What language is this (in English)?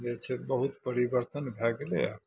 Maithili